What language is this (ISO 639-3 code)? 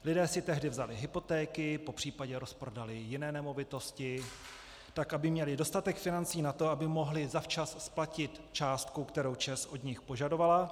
ces